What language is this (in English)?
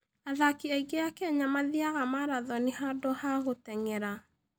Kikuyu